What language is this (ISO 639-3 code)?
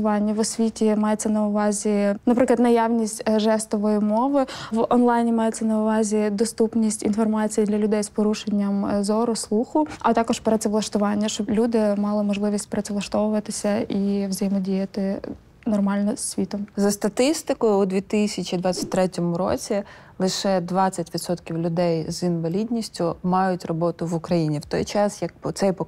ukr